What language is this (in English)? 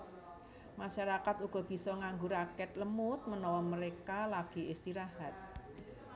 Javanese